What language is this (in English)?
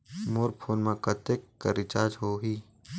Chhattisgarhi